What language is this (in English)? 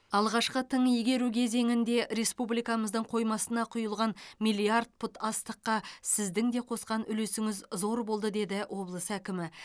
Kazakh